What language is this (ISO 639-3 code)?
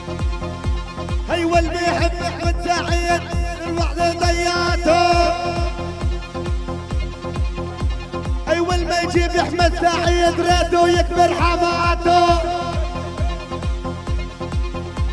ara